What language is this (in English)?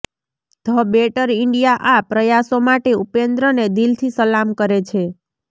Gujarati